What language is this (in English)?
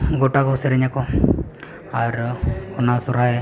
Santali